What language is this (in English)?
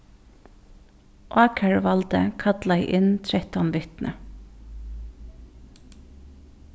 Faroese